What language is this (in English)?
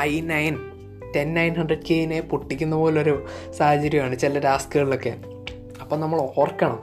Malayalam